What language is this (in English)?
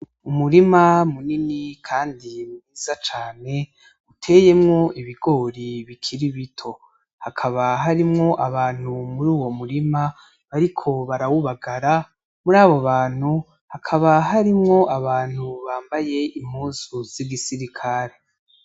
Rundi